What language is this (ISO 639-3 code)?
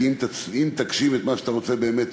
heb